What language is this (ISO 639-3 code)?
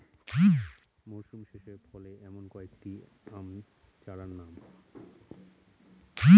ben